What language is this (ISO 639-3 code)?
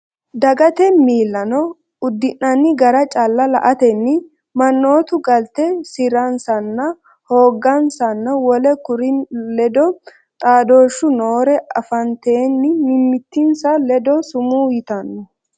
sid